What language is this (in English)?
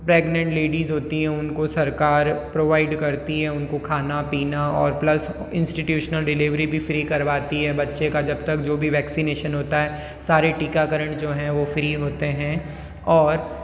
Hindi